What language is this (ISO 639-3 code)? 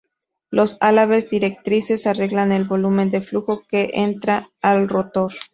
spa